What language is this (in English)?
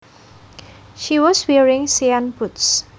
Javanese